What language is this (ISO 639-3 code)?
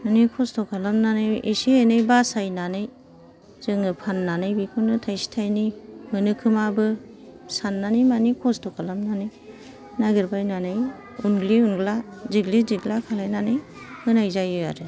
brx